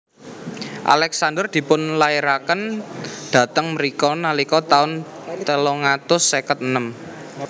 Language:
Javanese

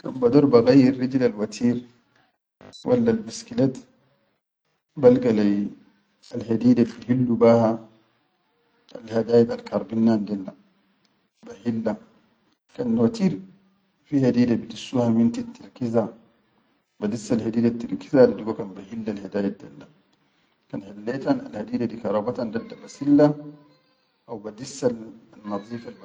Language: Chadian Arabic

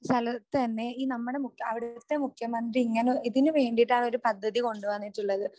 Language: Malayalam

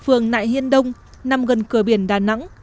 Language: Vietnamese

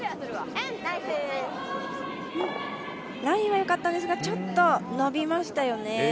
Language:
Japanese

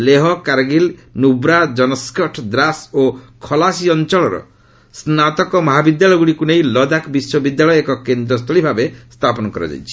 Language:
Odia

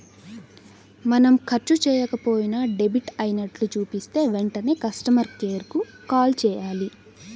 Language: Telugu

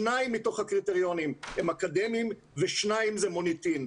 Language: Hebrew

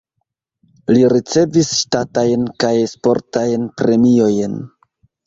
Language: Esperanto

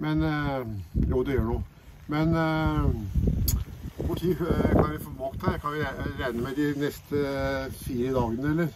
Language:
Norwegian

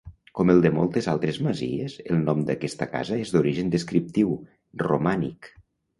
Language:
Catalan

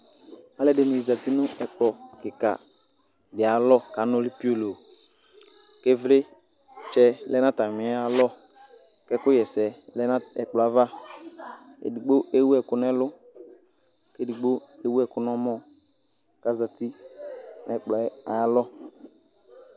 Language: Ikposo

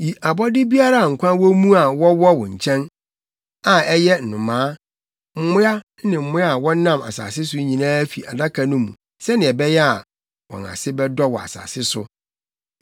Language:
Akan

